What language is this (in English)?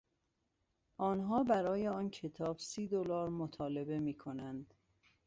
Persian